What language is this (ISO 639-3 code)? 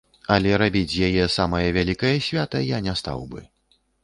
bel